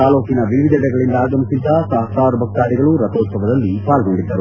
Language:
Kannada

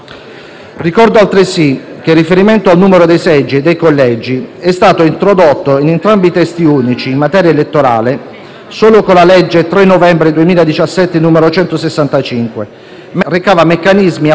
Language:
Italian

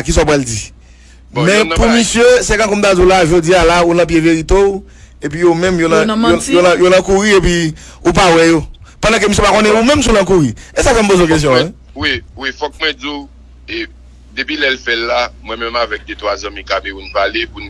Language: French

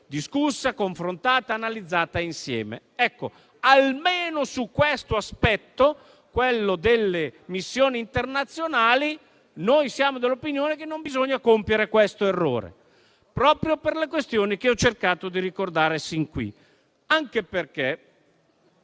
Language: Italian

